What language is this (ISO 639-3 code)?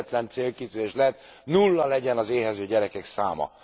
hun